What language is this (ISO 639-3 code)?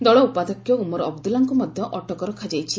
ori